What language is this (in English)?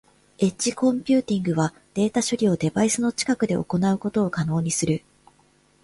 Japanese